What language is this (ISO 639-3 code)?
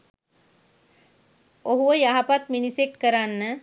sin